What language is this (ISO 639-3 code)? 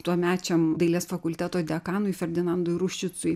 lit